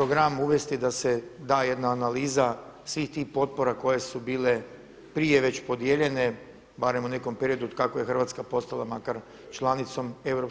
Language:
Croatian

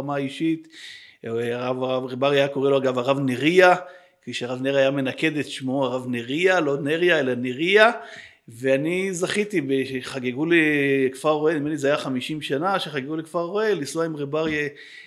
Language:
Hebrew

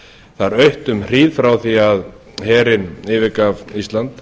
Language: Icelandic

